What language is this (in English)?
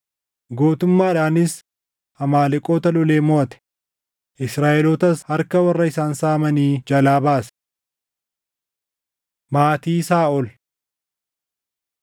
Oromo